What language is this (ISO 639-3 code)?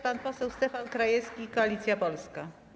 pol